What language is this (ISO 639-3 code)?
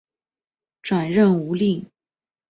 zho